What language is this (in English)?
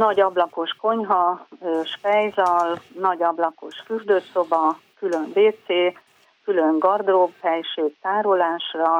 Hungarian